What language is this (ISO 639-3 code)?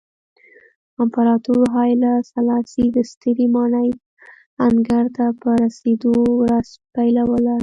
pus